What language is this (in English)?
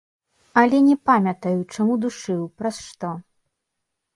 Belarusian